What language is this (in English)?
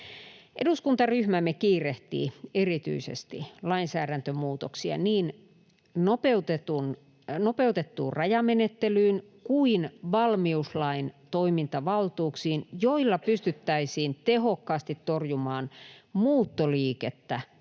Finnish